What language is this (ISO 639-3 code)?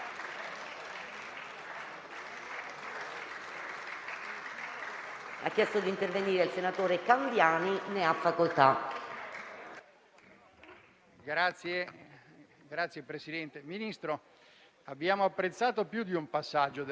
ita